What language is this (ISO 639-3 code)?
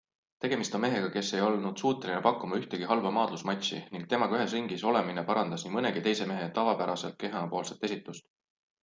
est